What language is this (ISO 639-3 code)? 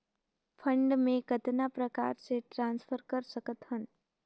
hne